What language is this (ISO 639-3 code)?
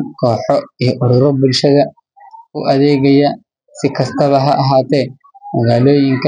som